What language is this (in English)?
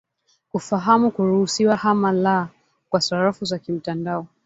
Swahili